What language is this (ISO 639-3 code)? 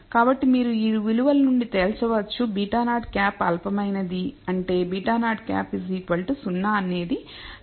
tel